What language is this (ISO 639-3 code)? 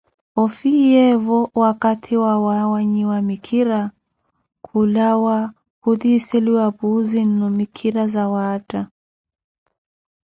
eko